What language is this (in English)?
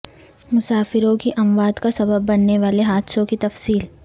Urdu